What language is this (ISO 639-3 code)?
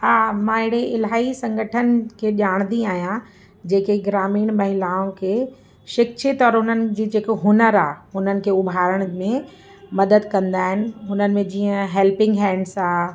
snd